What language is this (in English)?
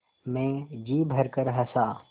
Hindi